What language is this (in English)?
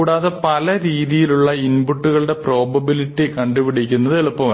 Malayalam